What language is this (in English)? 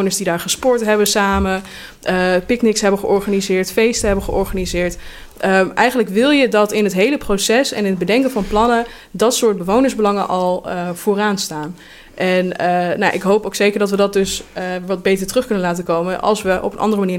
Dutch